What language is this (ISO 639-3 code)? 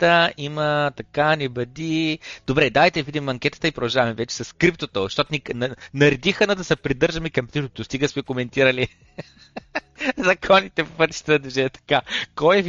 bul